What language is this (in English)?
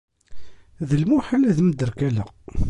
Kabyle